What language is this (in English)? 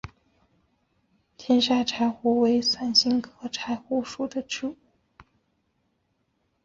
Chinese